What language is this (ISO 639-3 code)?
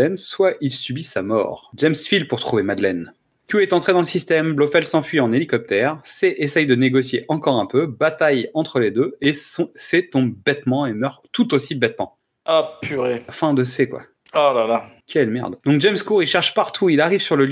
fra